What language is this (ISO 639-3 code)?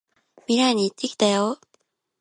jpn